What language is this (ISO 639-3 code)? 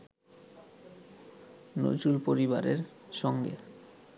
ben